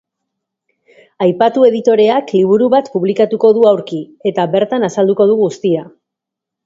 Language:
Basque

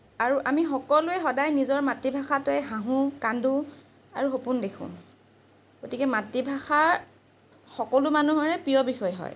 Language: Assamese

